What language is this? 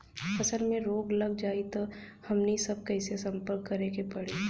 Bhojpuri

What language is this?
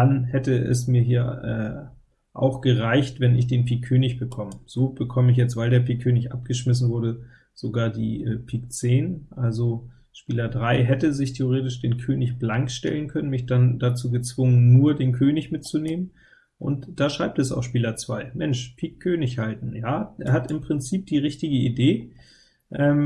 German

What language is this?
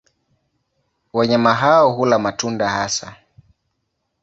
Swahili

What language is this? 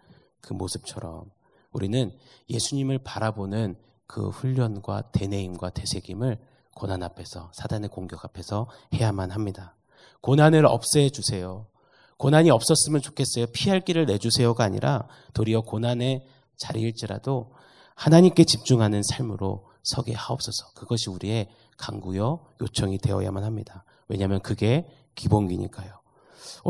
Korean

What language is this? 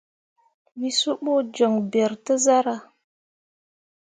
Mundang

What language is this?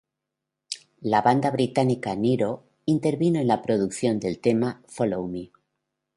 Spanish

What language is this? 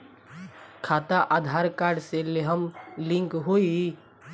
Bhojpuri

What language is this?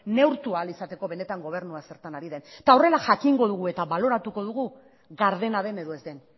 Basque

